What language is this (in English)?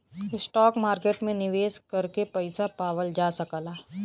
Bhojpuri